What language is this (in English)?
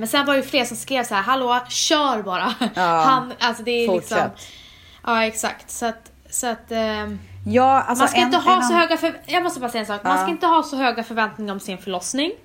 Swedish